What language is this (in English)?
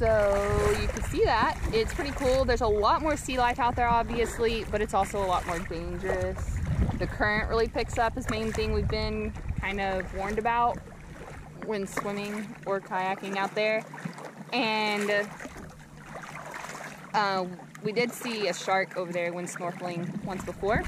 English